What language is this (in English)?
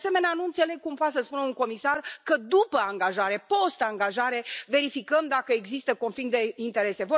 Romanian